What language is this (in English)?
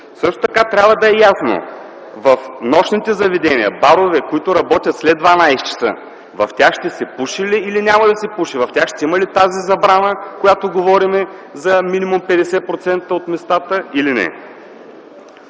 Bulgarian